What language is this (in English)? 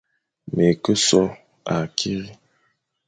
Fang